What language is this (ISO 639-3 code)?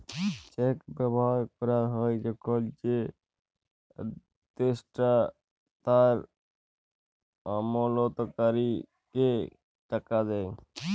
ben